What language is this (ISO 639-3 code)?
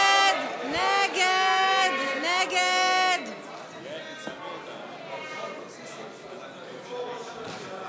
heb